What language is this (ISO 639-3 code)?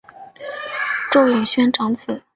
zho